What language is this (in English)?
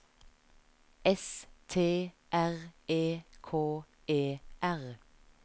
Norwegian